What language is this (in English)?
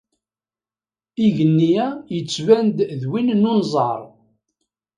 Kabyle